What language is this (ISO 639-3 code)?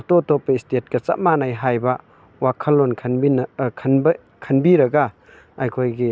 mni